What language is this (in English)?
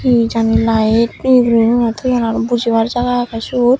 Chakma